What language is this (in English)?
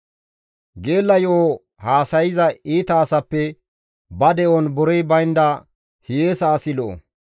Gamo